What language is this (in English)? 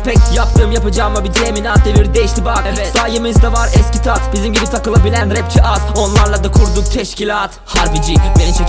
Turkish